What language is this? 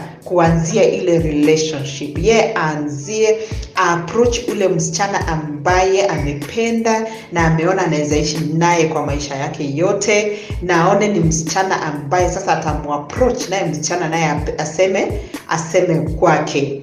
Swahili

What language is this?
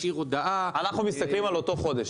Hebrew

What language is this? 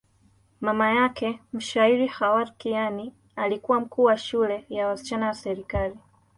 Swahili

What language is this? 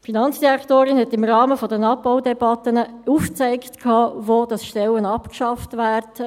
Swiss German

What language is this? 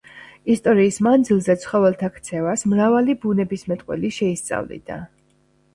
Georgian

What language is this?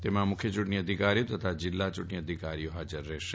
Gujarati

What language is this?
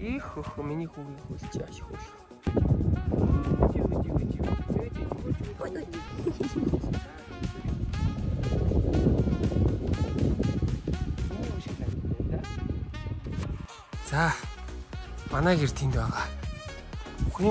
Arabic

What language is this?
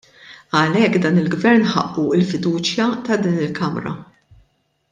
Maltese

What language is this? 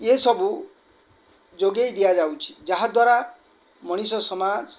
Odia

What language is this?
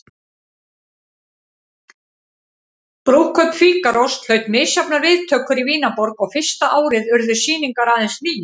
Icelandic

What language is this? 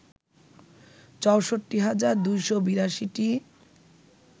Bangla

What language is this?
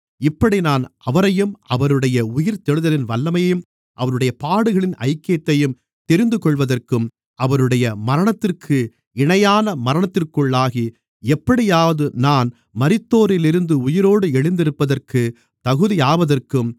Tamil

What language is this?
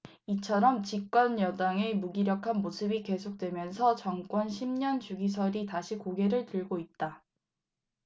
Korean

